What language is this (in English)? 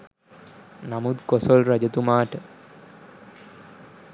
Sinhala